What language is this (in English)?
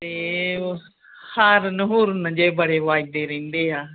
Punjabi